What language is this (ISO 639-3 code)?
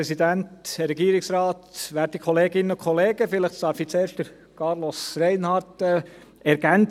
gsw